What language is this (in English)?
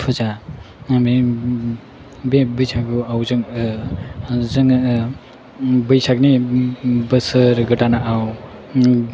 Bodo